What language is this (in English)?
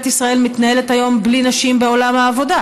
Hebrew